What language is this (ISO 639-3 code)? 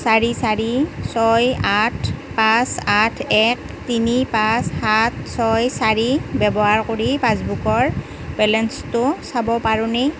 asm